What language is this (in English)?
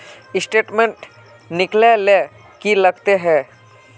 Magahi